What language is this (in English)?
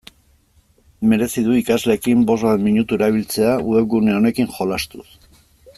Basque